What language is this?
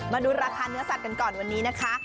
Thai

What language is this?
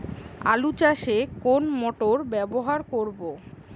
Bangla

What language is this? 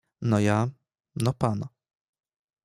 Polish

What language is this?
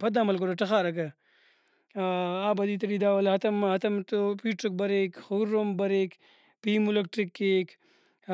Brahui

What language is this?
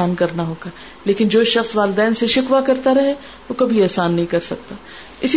Urdu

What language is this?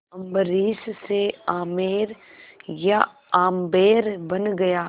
Hindi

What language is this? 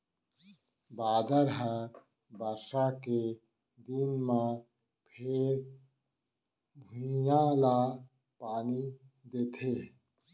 Chhattisgarhi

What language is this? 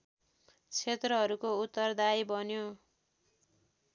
Nepali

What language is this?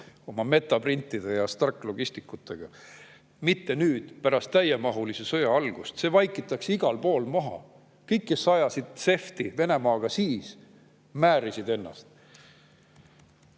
Estonian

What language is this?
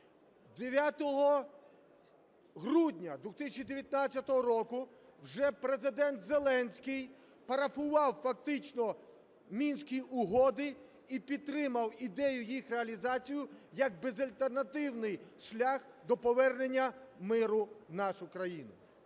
Ukrainian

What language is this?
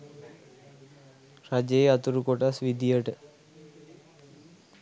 Sinhala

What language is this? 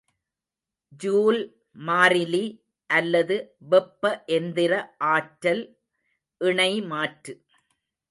Tamil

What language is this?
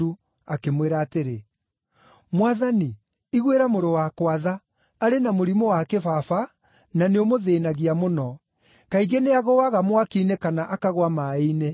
Kikuyu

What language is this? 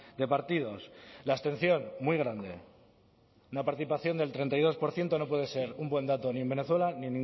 Spanish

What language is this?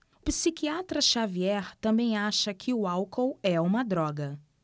Portuguese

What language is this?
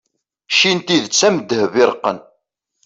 Kabyle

